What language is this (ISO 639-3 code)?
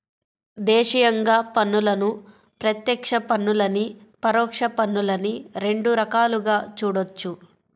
tel